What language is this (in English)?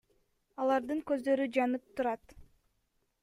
Kyrgyz